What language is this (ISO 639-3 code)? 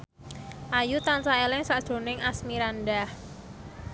jav